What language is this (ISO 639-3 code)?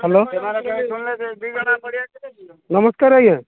ori